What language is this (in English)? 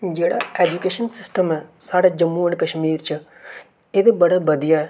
Dogri